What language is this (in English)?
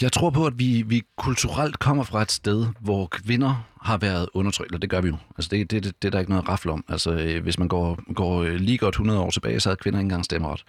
Danish